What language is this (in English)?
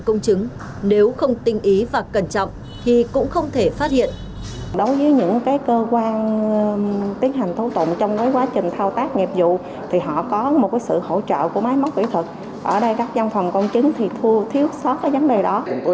Vietnamese